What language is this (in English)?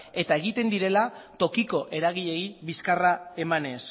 Basque